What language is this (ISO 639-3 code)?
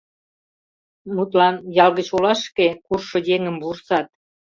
chm